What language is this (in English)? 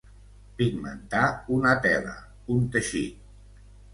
Catalan